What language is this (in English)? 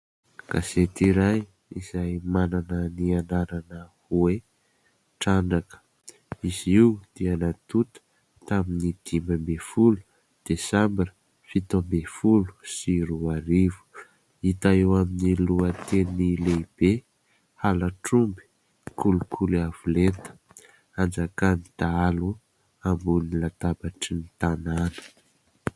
Malagasy